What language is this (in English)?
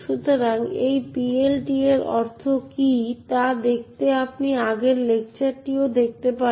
Bangla